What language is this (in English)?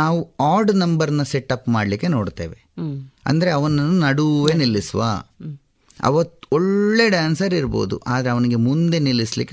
Kannada